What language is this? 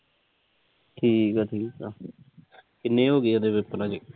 Punjabi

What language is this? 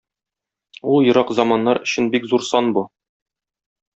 Tatar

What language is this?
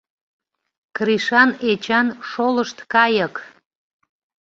Mari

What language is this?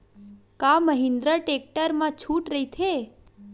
Chhattisgarhi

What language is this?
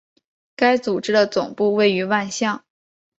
Chinese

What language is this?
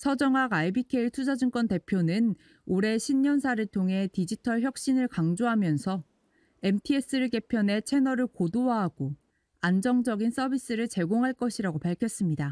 Korean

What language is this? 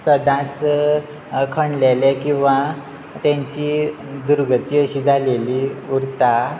Konkani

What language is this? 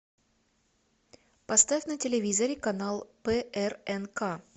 Russian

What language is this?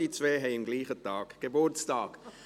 Swiss German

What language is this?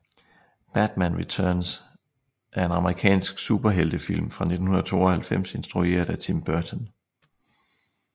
Danish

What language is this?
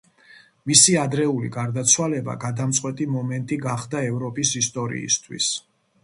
Georgian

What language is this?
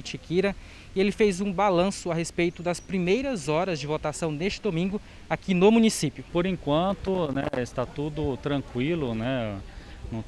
Portuguese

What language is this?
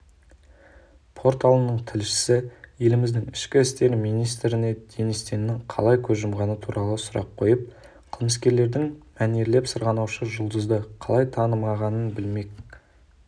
Kazakh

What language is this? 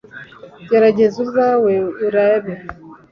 Kinyarwanda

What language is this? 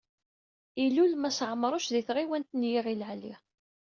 Kabyle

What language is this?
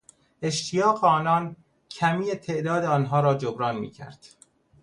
Persian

